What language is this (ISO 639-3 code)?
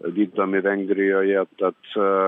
lit